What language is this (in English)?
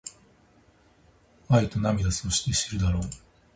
Japanese